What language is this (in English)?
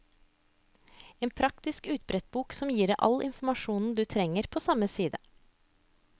Norwegian